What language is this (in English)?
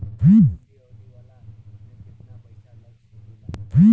Bhojpuri